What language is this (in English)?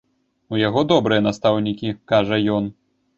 Belarusian